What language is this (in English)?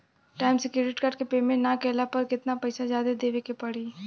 Bhojpuri